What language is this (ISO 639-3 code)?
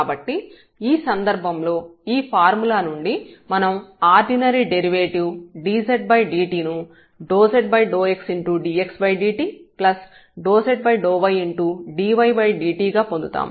tel